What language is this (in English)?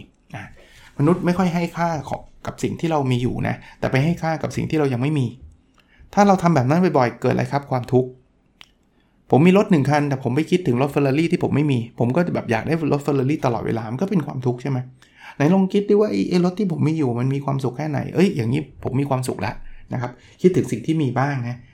Thai